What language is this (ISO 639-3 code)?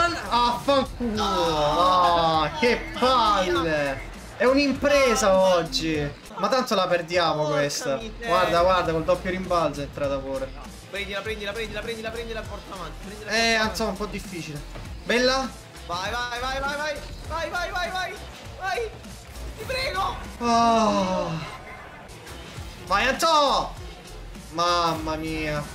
ita